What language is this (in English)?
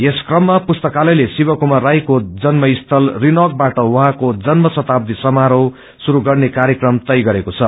Nepali